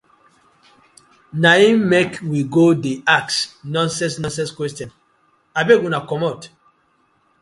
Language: Nigerian Pidgin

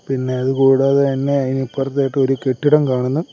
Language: Malayalam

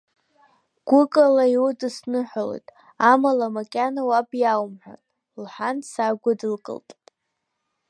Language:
Abkhazian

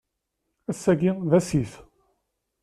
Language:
Kabyle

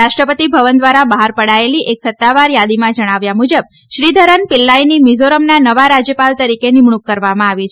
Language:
Gujarati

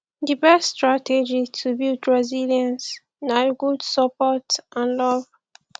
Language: Nigerian Pidgin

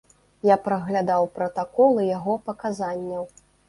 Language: Belarusian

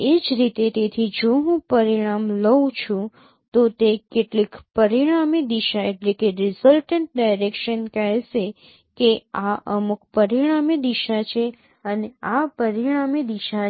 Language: Gujarati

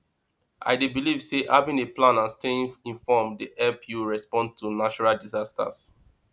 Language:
Nigerian Pidgin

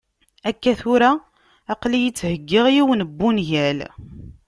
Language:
Kabyle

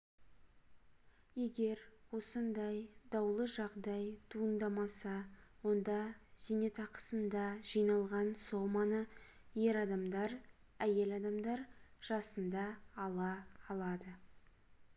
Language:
Kazakh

